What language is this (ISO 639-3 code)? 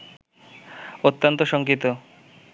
ben